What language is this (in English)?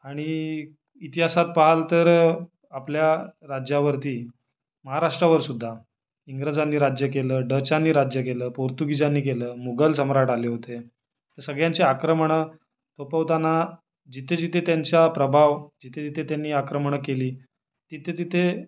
Marathi